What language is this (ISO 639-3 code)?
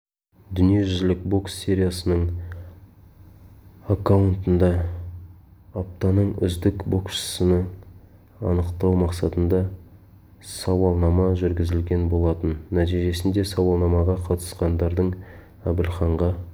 kaz